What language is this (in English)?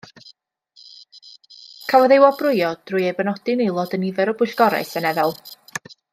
Welsh